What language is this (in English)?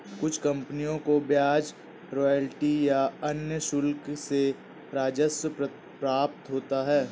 Hindi